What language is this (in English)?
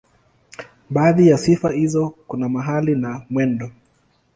Swahili